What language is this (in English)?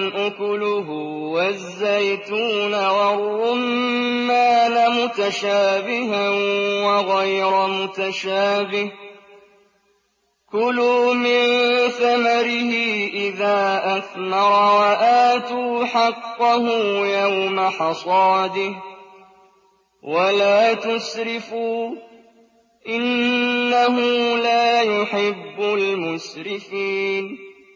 Arabic